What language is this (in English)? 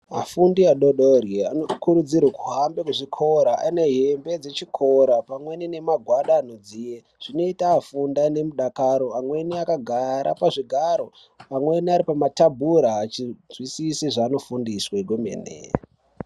Ndau